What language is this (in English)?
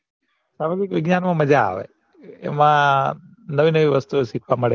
Gujarati